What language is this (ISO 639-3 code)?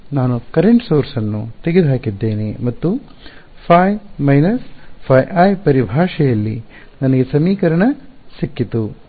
kan